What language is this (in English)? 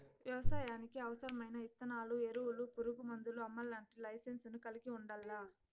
Telugu